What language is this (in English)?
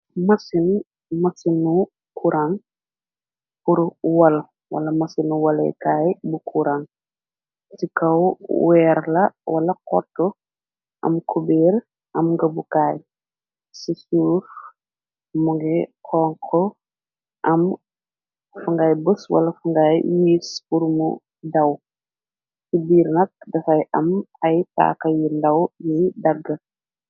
Wolof